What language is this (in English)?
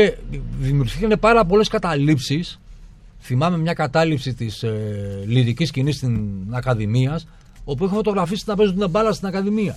Greek